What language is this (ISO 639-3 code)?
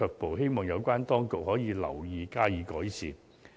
yue